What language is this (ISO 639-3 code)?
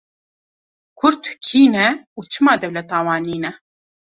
kur